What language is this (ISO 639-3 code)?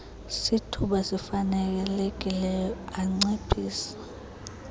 xho